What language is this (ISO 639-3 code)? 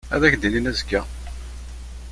kab